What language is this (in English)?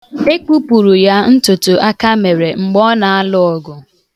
Igbo